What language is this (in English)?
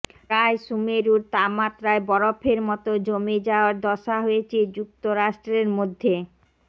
Bangla